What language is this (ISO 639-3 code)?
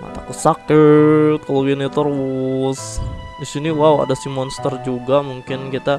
ind